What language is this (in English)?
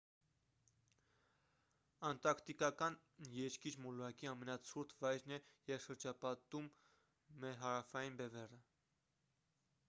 Armenian